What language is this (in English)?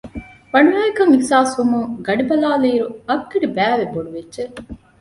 Divehi